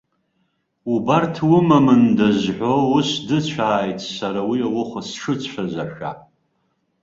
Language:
Abkhazian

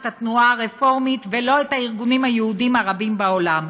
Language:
Hebrew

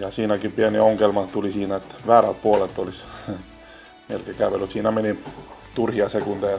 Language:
Finnish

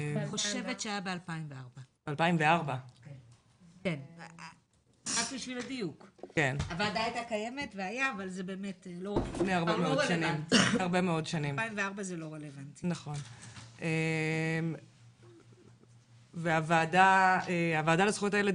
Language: Hebrew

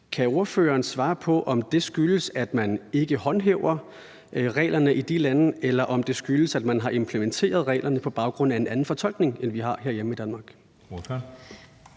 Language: Danish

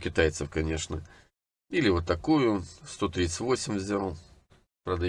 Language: Russian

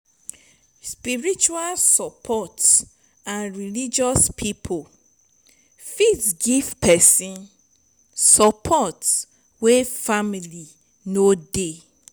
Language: Nigerian Pidgin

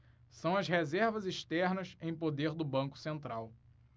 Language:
Portuguese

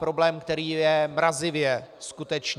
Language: Czech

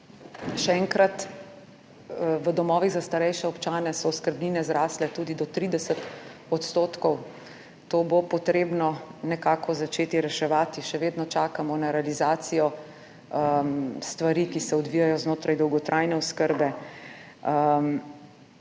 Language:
Slovenian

